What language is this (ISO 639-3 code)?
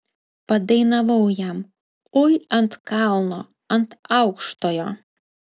lit